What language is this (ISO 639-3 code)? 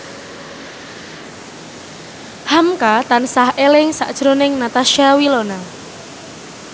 jav